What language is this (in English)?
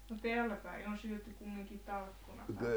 Finnish